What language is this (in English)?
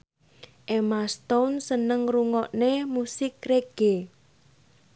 Javanese